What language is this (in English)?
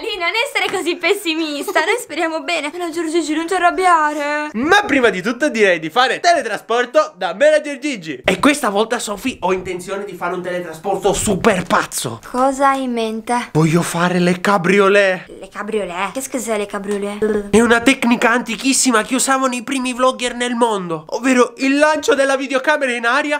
Italian